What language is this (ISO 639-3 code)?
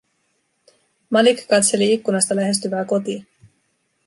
fin